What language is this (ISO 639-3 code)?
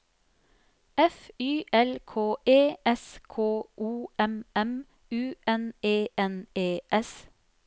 nor